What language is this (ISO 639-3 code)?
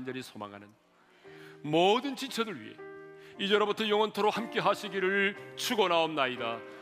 kor